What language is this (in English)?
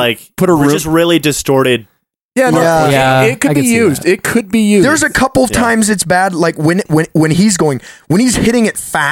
English